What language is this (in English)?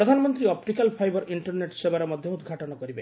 Odia